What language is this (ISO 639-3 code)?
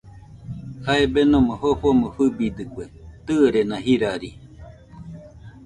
hux